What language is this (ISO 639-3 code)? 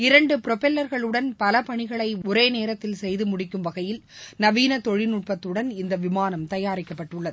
tam